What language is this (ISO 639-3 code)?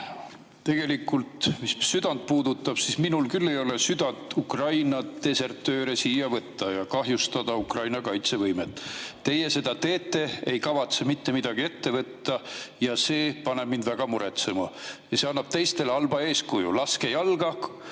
est